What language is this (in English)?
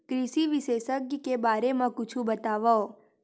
Chhattisgarhi